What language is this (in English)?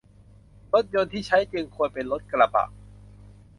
Thai